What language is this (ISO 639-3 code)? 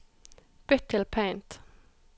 nor